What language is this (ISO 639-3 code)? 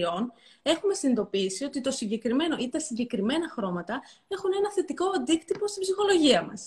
ell